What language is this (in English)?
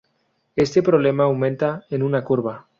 Spanish